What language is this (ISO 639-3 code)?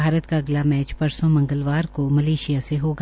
hin